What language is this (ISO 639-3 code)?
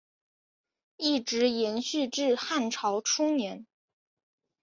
zho